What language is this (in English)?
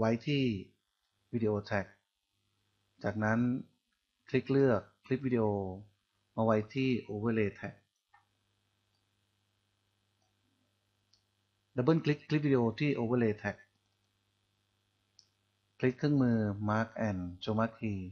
Thai